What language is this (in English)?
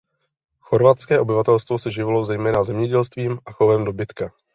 Czech